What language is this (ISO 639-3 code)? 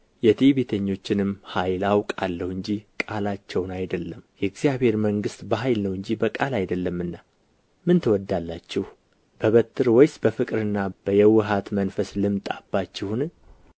amh